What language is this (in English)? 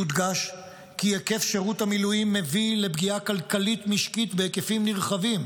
Hebrew